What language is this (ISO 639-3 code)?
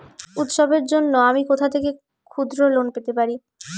ben